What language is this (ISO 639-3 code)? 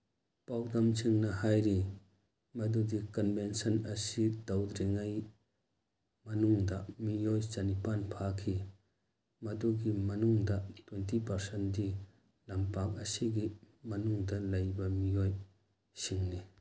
mni